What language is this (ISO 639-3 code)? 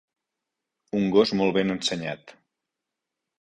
cat